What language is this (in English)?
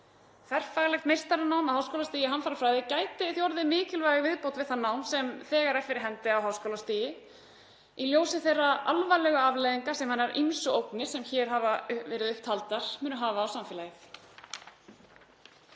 Icelandic